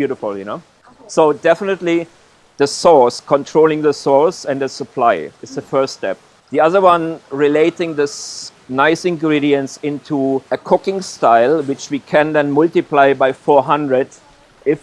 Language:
Indonesian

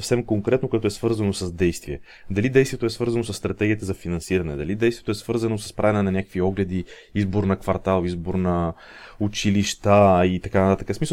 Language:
Bulgarian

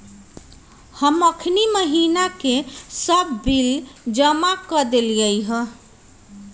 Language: Magahi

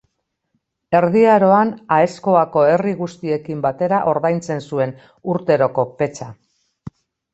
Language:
Basque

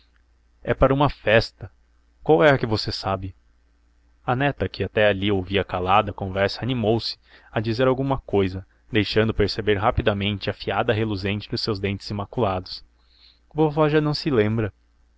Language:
Portuguese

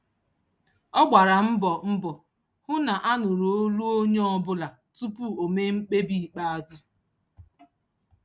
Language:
Igbo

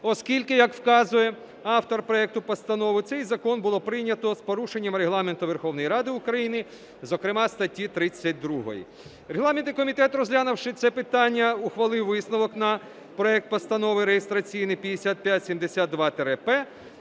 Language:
Ukrainian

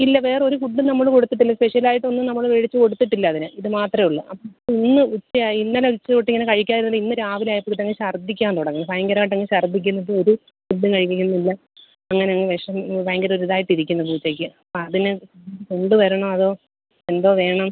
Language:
Malayalam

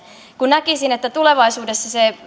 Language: Finnish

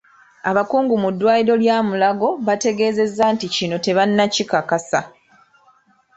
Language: Ganda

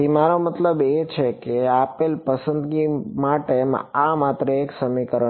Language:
Gujarati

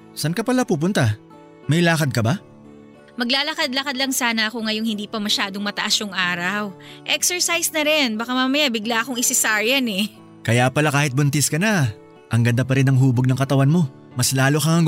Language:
Filipino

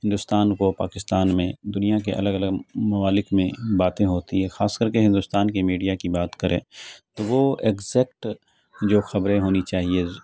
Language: Urdu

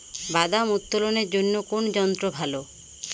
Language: Bangla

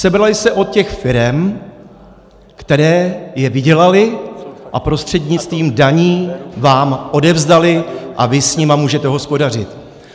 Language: Czech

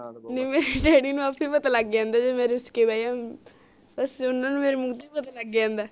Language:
Punjabi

